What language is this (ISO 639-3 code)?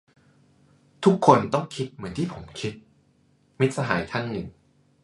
tha